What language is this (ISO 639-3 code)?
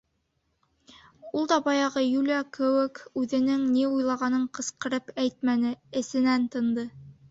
bak